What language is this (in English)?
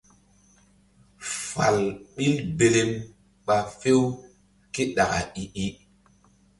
Mbum